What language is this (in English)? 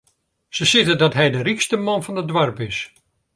Western Frisian